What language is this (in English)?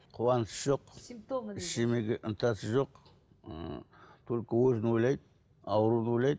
Kazakh